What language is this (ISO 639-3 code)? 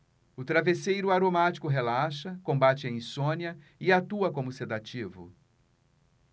por